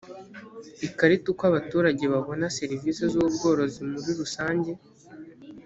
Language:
Kinyarwanda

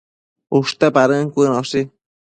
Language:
Matsés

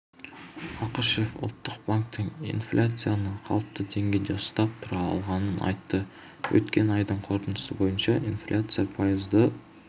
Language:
Kazakh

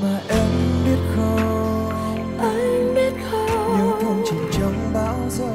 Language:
Vietnamese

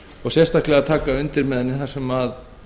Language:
Icelandic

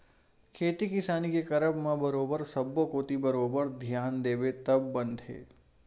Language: Chhattisgarhi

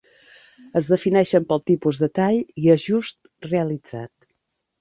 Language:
Catalan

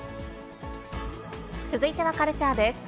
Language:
Japanese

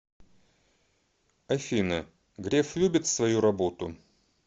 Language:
Russian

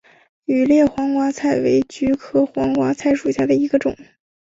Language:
Chinese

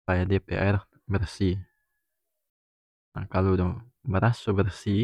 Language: North Moluccan Malay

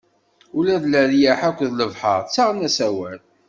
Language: Kabyle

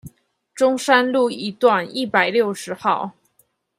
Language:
Chinese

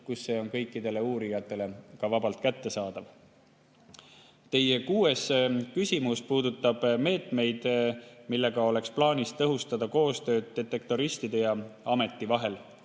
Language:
Estonian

